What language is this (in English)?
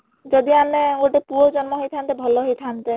Odia